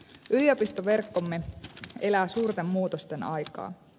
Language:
Finnish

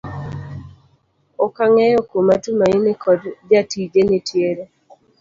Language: Luo (Kenya and Tanzania)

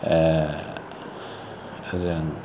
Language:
Bodo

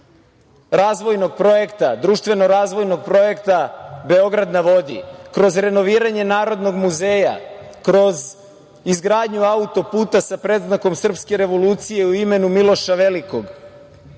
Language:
Serbian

